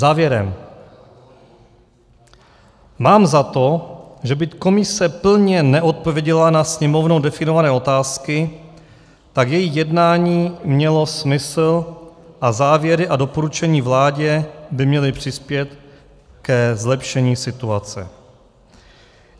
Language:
Czech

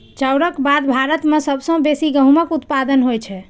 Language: Maithili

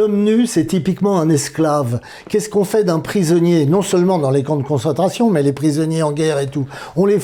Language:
French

